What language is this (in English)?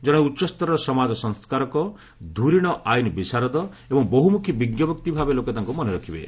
Odia